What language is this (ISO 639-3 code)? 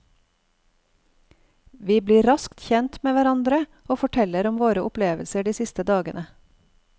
nor